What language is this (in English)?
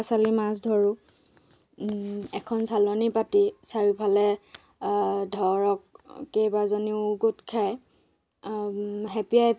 Assamese